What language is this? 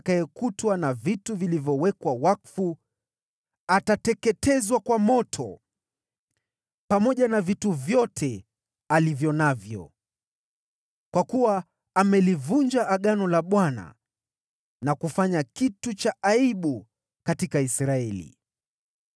Swahili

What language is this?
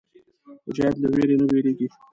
Pashto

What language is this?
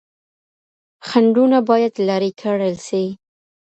Pashto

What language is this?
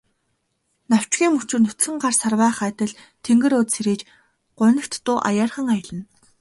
Mongolian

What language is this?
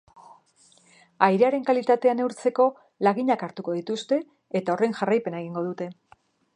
Basque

